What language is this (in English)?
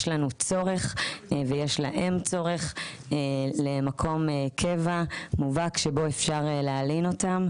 Hebrew